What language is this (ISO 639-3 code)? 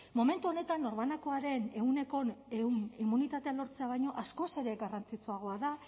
eus